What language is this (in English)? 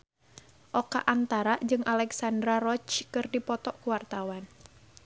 Sundanese